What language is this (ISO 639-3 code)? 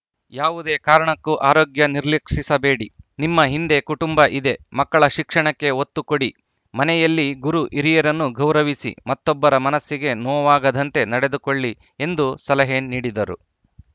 kan